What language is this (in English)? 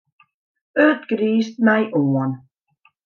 Western Frisian